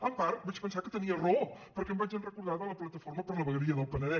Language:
Catalan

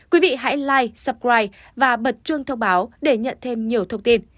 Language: Vietnamese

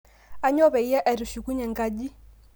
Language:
Masai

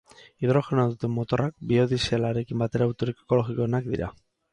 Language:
Basque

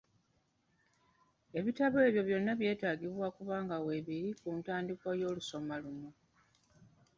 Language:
Ganda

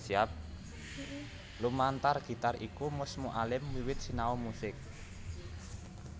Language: Javanese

